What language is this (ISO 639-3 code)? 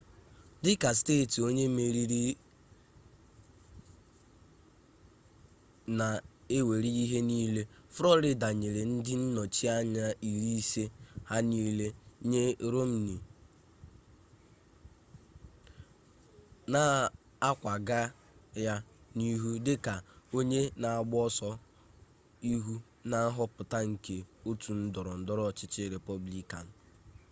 ibo